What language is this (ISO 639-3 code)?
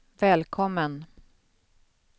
swe